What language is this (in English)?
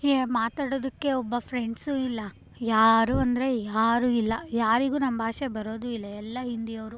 Kannada